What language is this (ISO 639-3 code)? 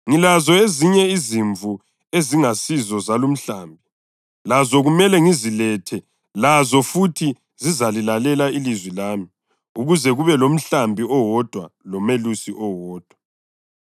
nde